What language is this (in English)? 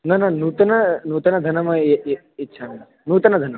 Sanskrit